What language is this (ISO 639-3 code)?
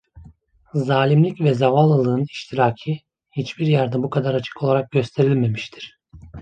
tur